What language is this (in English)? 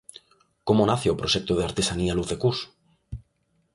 Galician